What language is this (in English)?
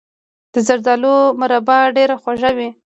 Pashto